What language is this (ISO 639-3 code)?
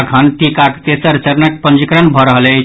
mai